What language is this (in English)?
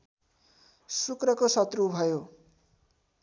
Nepali